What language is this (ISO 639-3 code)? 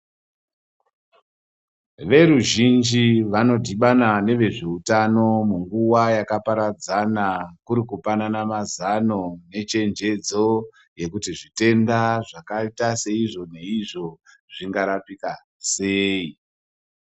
ndc